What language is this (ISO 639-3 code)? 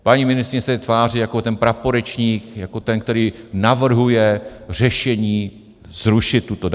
ces